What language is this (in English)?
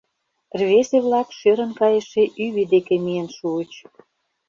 Mari